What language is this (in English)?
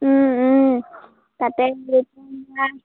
Assamese